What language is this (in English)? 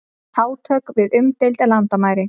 Icelandic